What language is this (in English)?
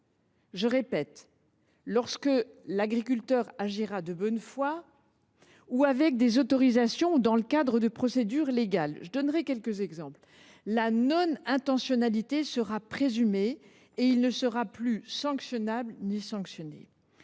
French